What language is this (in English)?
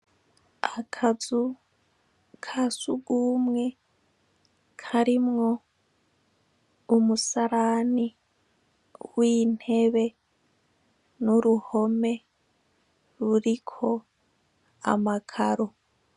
Rundi